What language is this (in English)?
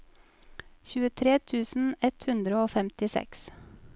Norwegian